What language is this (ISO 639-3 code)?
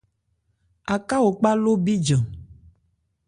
ebr